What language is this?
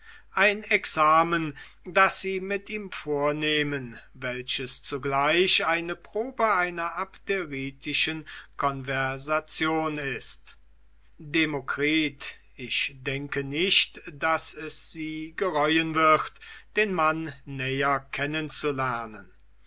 German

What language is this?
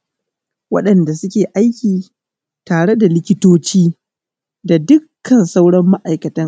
Hausa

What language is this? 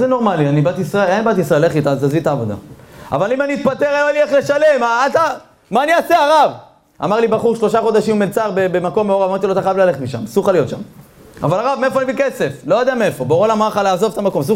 Hebrew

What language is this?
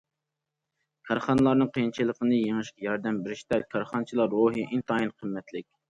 Uyghur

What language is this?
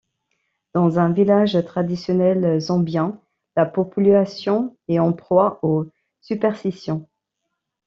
French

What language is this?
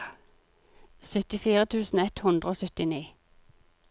Norwegian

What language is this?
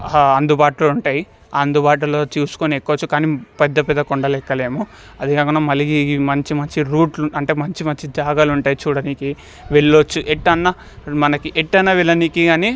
Telugu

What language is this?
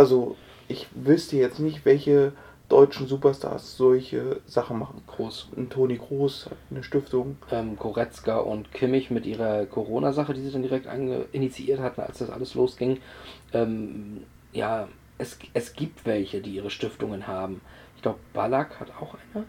German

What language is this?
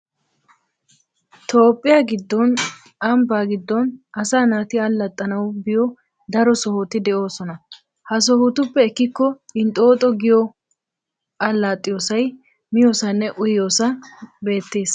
Wolaytta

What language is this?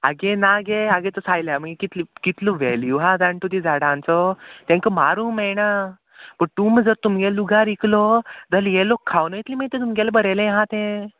Konkani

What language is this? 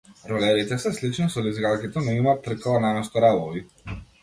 Macedonian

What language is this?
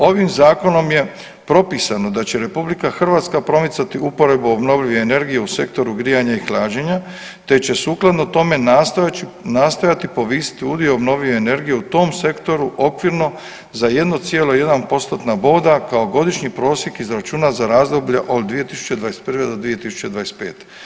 Croatian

